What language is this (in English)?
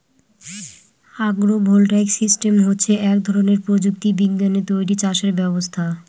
Bangla